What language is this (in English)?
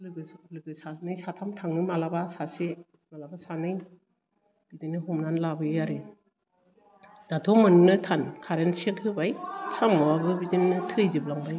Bodo